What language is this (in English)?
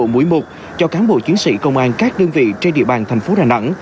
Vietnamese